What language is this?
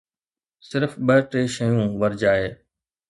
Sindhi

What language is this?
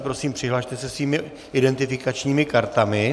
Czech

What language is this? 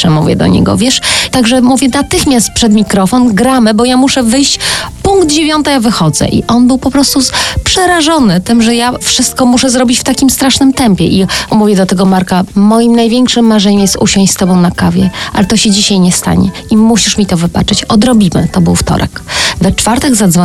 Polish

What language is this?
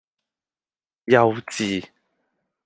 Cantonese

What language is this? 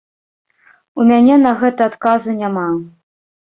Belarusian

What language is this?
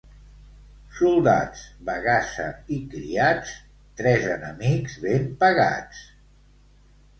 Catalan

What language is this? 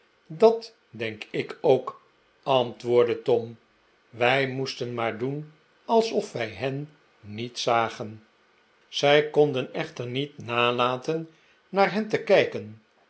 Dutch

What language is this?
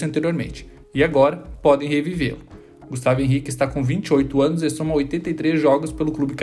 Portuguese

